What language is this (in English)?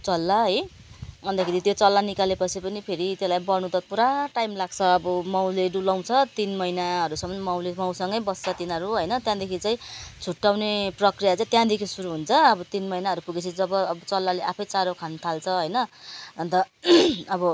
Nepali